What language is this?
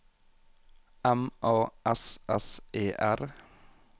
Norwegian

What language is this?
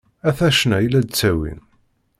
Kabyle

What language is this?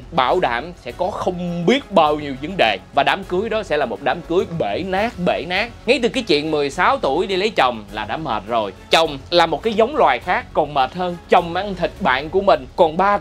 Vietnamese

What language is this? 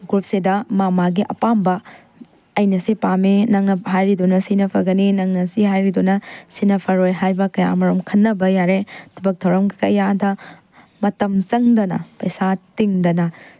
Manipuri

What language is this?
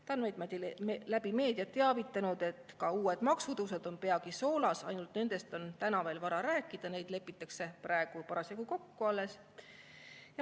Estonian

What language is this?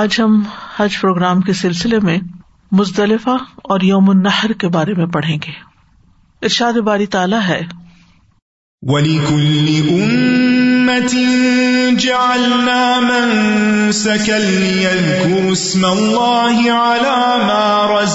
Urdu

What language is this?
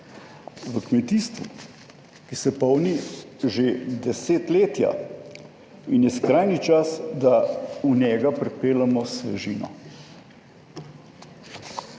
Slovenian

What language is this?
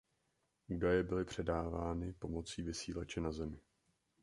Czech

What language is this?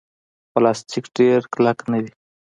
Pashto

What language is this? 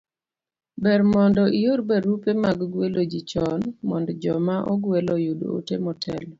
Luo (Kenya and Tanzania)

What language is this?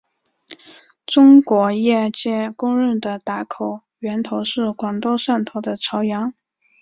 Chinese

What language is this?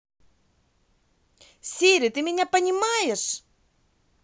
Russian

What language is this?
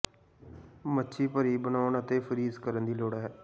Punjabi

